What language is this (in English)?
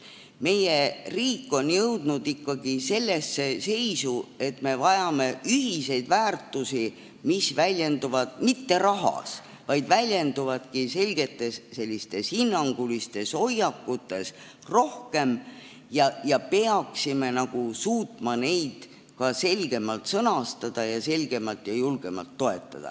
Estonian